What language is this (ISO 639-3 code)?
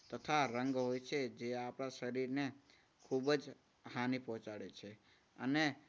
guj